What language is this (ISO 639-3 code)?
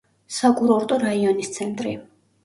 kat